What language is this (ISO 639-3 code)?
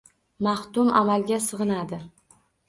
uzb